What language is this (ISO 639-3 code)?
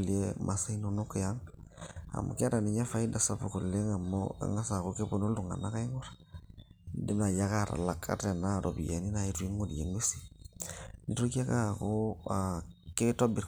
mas